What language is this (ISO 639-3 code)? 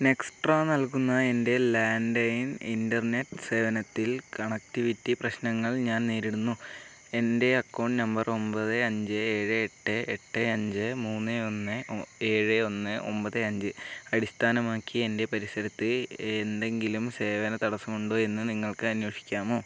mal